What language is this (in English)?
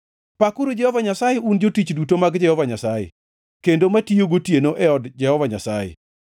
Luo (Kenya and Tanzania)